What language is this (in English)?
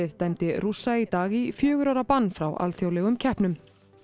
Icelandic